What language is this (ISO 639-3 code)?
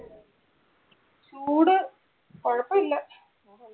mal